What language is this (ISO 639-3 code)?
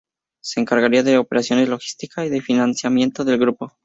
spa